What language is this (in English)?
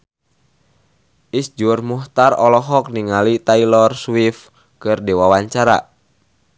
Sundanese